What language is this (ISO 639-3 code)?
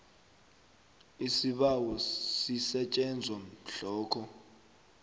nbl